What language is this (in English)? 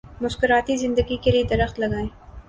Urdu